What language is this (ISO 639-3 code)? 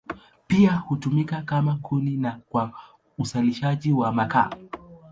swa